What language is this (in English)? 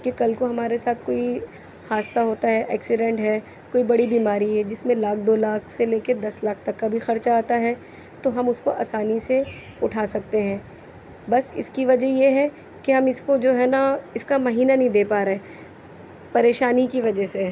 Urdu